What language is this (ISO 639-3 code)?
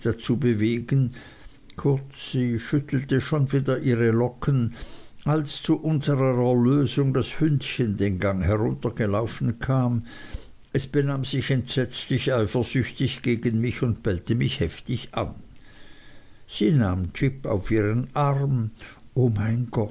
deu